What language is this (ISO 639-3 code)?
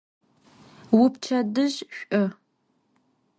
ady